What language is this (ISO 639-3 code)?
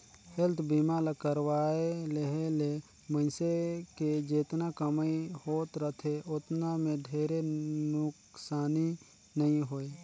hne